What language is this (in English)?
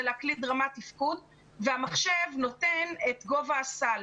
Hebrew